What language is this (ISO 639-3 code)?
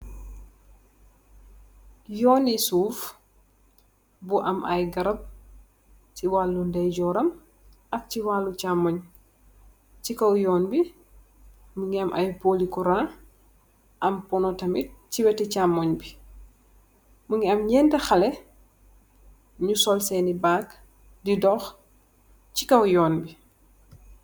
wol